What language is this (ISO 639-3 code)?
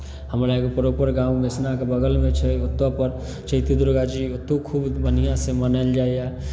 mai